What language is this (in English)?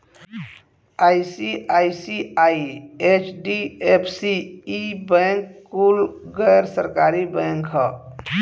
Bhojpuri